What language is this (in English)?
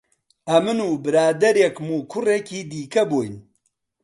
Central Kurdish